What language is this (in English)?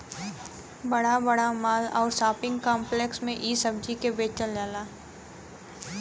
Bhojpuri